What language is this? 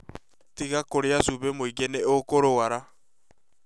Kikuyu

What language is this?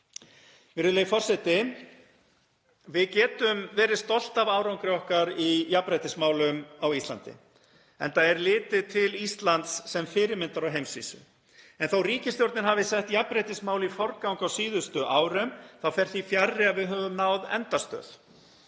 Icelandic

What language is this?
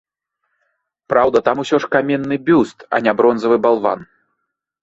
Belarusian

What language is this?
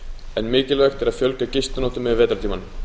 Icelandic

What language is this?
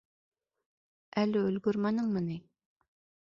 Bashkir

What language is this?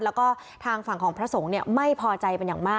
Thai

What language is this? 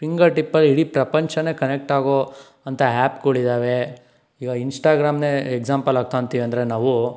Kannada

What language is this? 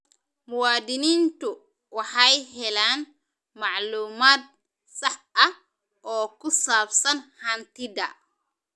Somali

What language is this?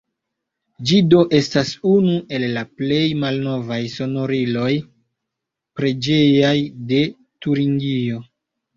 Esperanto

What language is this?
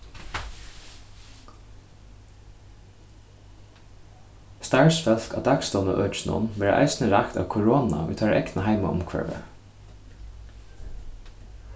Faroese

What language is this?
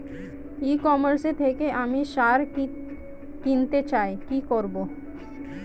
Bangla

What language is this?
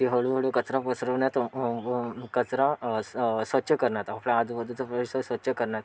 Marathi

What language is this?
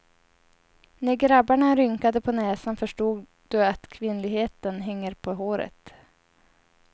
Swedish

